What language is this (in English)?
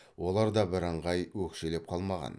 Kazakh